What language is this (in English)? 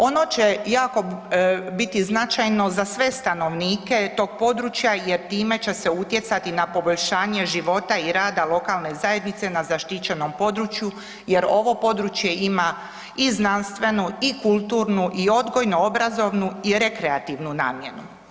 Croatian